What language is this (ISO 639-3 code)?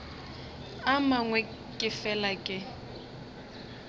nso